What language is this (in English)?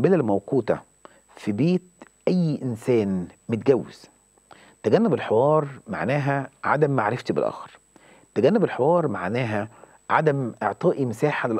Arabic